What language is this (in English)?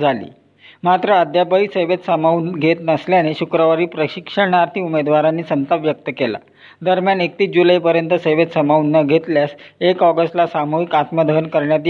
Marathi